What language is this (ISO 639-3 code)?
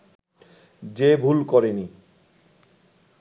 ben